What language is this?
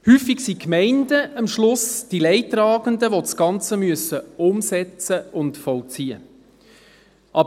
Swiss German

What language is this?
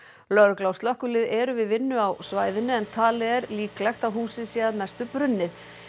Icelandic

